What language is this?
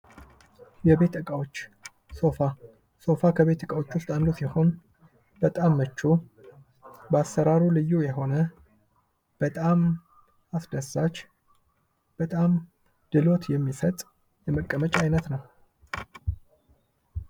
Amharic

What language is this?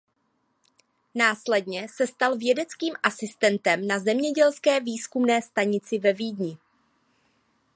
Czech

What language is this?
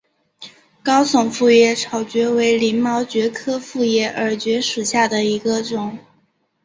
Chinese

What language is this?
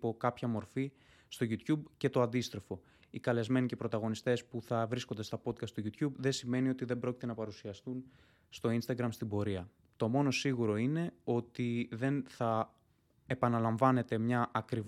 Greek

